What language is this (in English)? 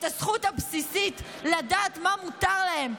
Hebrew